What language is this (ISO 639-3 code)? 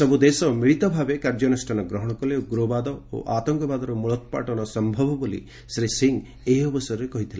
ori